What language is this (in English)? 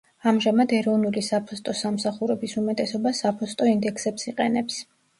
Georgian